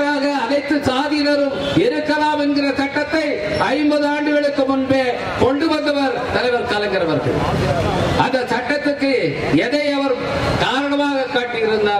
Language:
Tamil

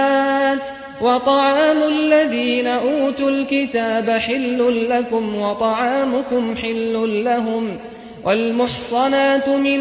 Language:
Arabic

